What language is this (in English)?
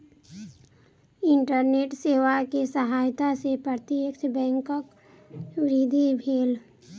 Maithili